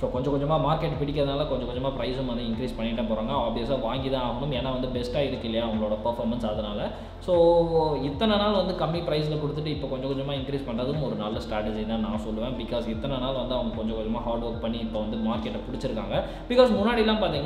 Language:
Indonesian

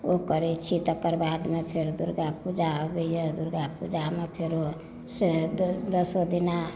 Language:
Maithili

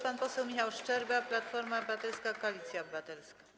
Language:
Polish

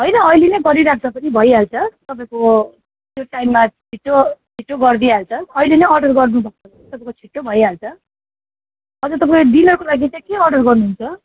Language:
Nepali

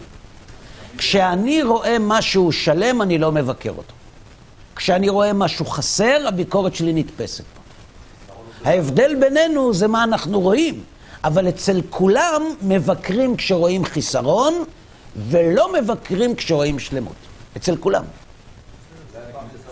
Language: Hebrew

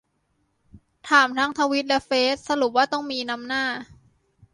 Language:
Thai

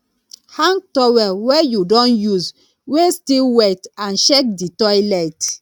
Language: Nigerian Pidgin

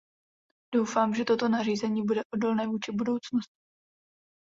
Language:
Czech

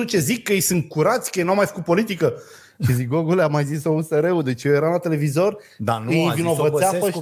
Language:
Romanian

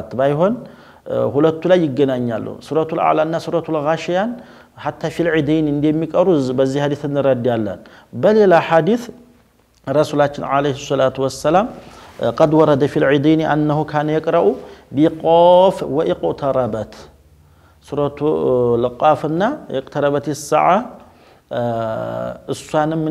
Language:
Arabic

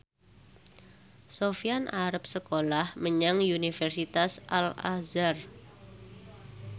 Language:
Javanese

